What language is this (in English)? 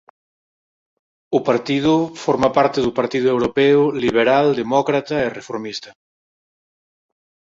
Galician